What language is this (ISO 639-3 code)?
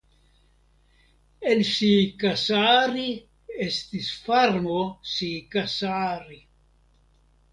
epo